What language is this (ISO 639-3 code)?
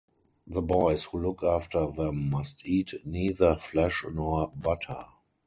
eng